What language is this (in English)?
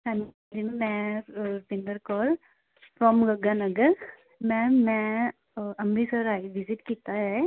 Punjabi